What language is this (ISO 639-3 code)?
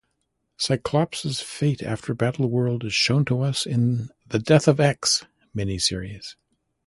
eng